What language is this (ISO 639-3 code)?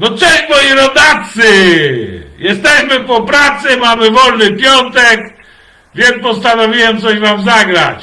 pol